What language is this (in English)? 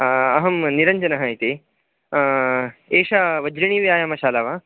Sanskrit